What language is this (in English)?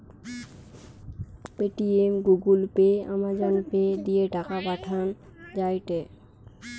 Bangla